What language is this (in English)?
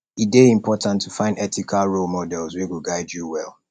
Nigerian Pidgin